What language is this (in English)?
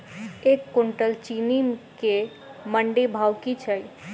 Maithili